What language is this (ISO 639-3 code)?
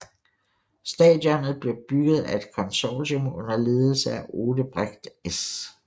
dan